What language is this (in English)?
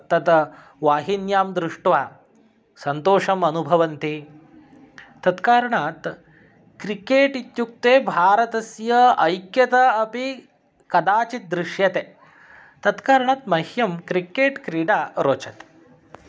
Sanskrit